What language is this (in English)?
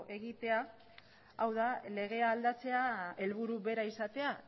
Basque